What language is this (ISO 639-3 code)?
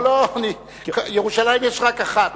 heb